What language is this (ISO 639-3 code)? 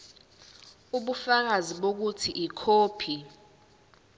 zul